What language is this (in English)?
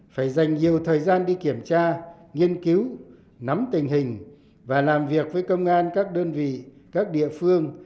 Vietnamese